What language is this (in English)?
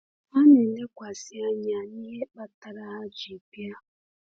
Igbo